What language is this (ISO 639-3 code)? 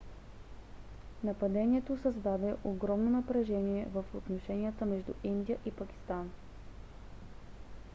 bul